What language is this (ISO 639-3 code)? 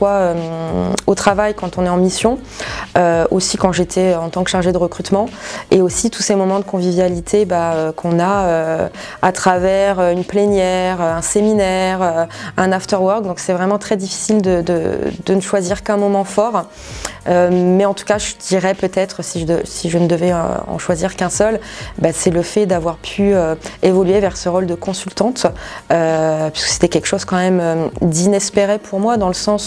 fra